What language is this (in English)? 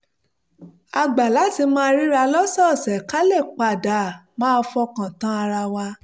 Yoruba